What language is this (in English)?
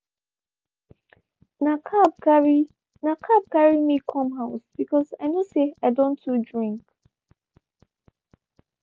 Nigerian Pidgin